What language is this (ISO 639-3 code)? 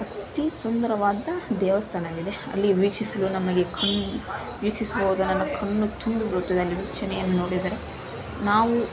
kan